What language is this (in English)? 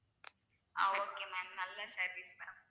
Tamil